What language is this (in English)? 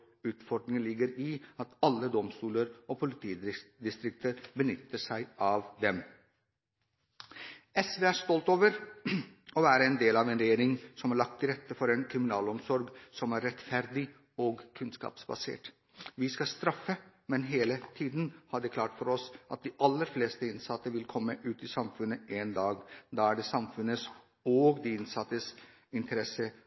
Norwegian Bokmål